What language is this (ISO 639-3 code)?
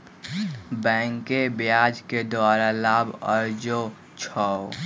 mag